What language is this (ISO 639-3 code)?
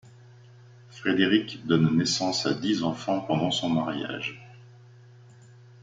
fra